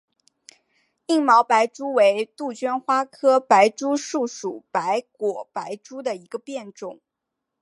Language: Chinese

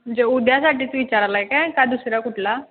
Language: Marathi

